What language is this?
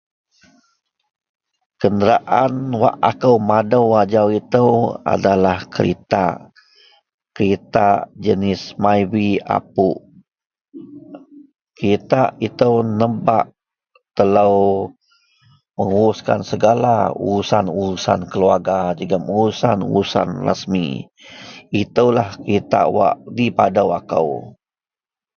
Central Melanau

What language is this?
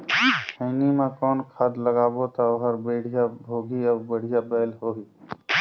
Chhattisgarhi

